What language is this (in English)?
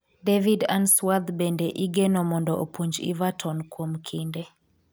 Luo (Kenya and Tanzania)